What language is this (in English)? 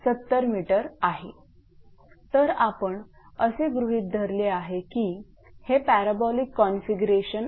Marathi